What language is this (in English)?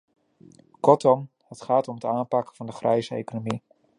Dutch